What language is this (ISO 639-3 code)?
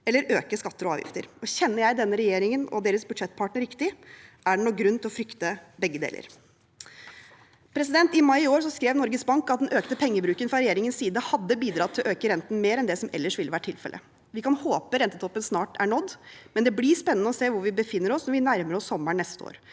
nor